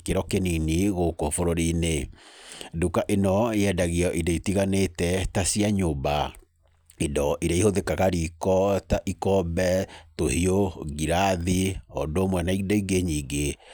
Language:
Kikuyu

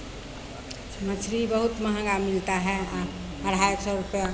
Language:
Maithili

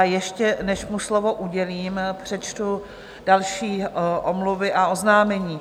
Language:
Czech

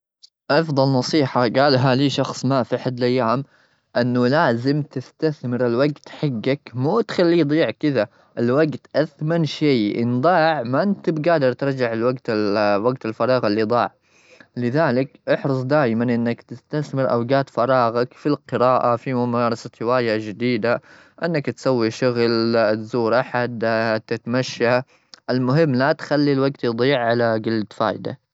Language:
Gulf Arabic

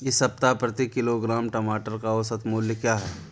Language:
Hindi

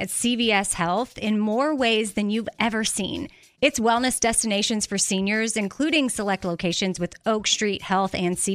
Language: English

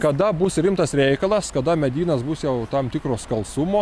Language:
Lithuanian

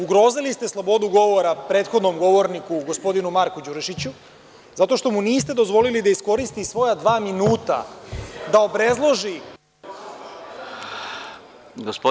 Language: Serbian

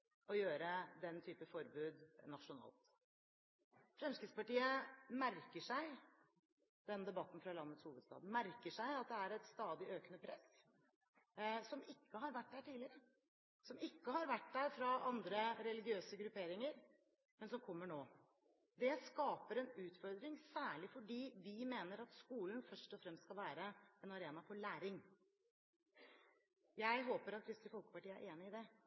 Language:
Norwegian Bokmål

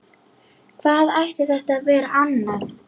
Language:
Icelandic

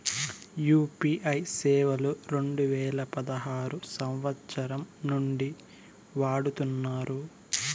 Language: Telugu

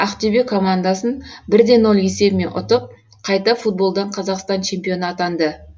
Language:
Kazakh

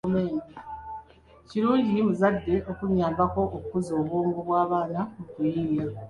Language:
Ganda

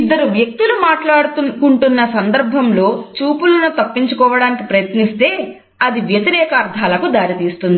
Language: Telugu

